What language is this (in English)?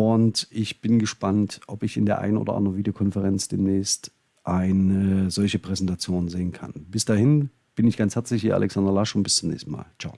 German